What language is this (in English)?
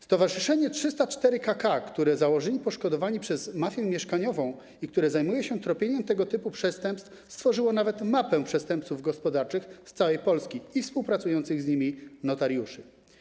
Polish